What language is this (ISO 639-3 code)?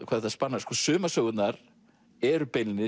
isl